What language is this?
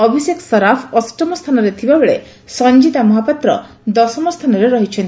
Odia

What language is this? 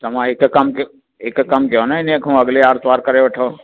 Sindhi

